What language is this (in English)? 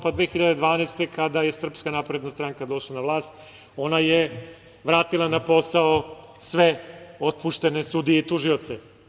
Serbian